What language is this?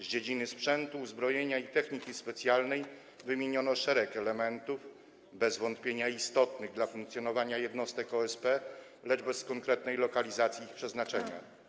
Polish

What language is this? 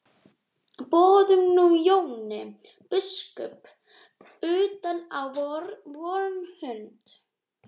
Icelandic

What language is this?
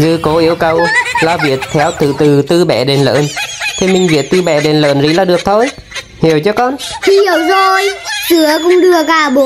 Vietnamese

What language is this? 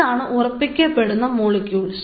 Malayalam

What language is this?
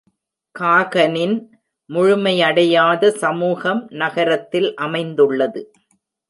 Tamil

